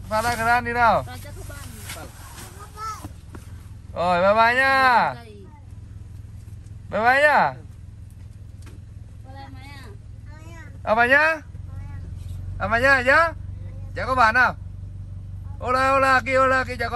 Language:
Vietnamese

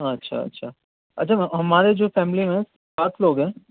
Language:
Urdu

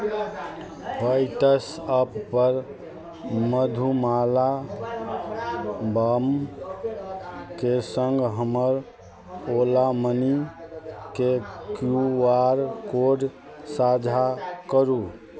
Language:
Maithili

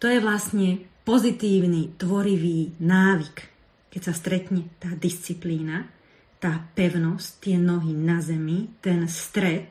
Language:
Slovak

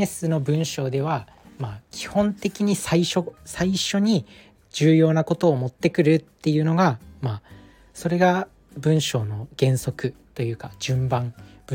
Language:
Japanese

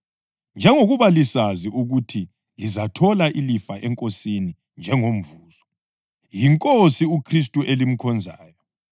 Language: North Ndebele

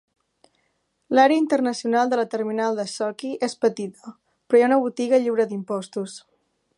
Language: Catalan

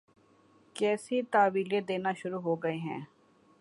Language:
Urdu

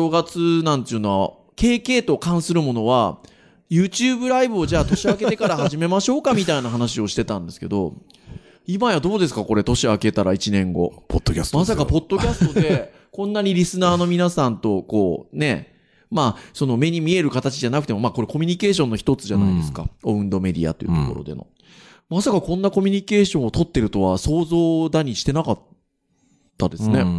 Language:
Japanese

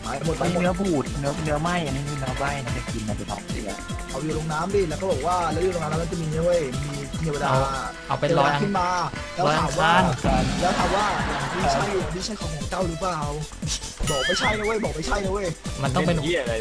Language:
Thai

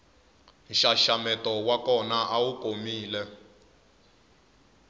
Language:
Tsonga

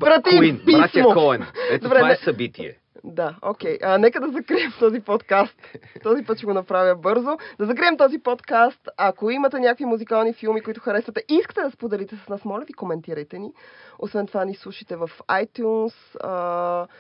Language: Bulgarian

